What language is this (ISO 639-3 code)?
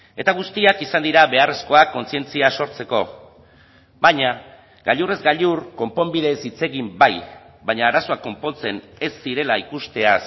eus